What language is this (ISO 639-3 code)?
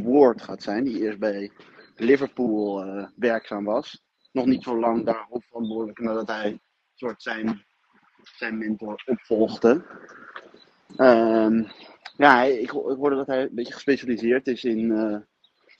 nld